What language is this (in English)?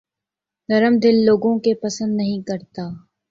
Urdu